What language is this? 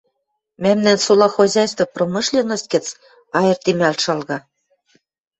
Western Mari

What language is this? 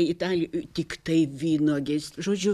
Lithuanian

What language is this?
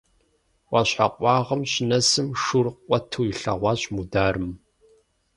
Kabardian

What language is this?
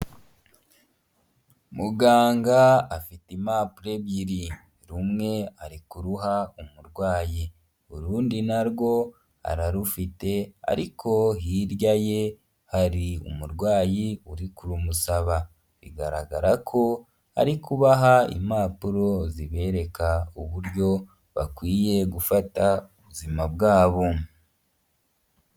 Kinyarwanda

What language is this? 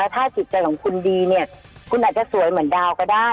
Thai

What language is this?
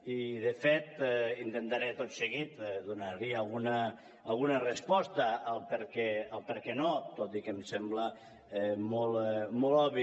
Catalan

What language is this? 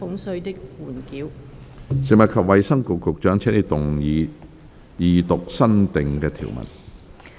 Cantonese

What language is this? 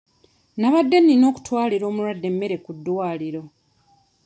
Ganda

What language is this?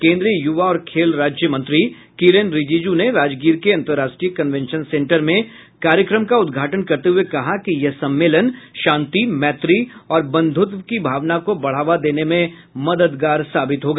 Hindi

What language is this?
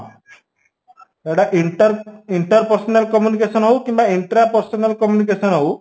Odia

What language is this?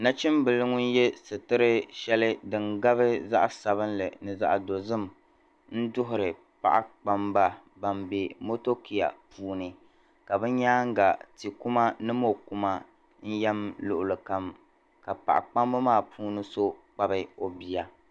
Dagbani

